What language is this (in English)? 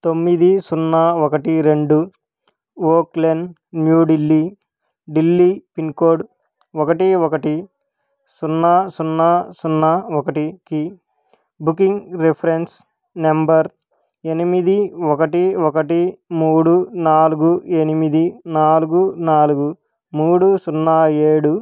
Telugu